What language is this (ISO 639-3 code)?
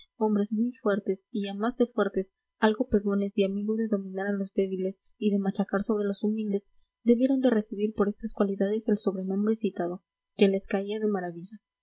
spa